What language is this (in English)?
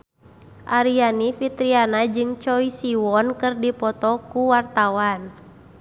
Sundanese